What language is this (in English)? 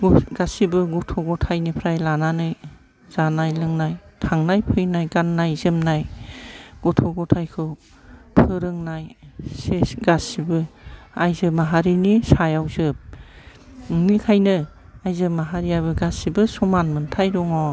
Bodo